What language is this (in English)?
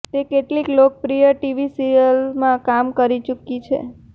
Gujarati